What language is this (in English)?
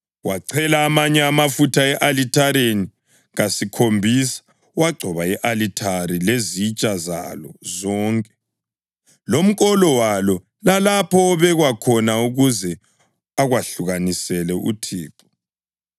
North Ndebele